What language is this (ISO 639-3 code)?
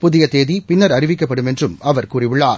tam